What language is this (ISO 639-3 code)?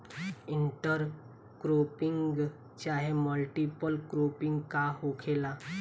bho